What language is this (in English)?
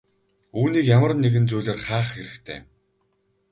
Mongolian